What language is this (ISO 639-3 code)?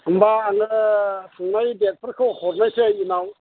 brx